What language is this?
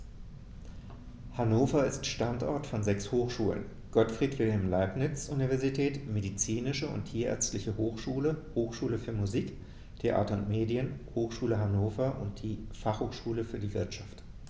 German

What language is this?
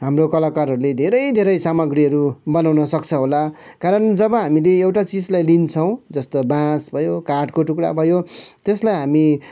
Nepali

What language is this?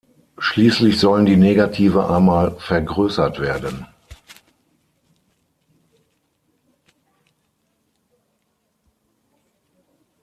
German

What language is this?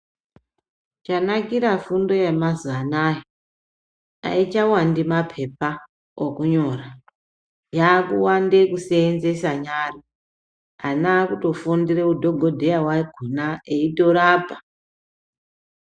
Ndau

